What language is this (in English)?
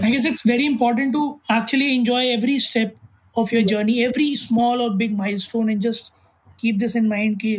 Hindi